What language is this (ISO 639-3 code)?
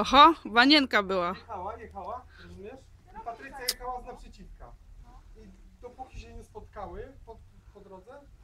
pol